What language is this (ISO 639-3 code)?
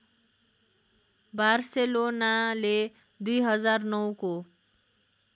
nep